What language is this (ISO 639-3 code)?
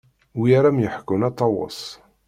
kab